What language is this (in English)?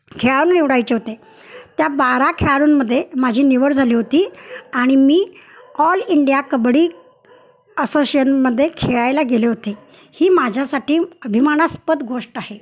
Marathi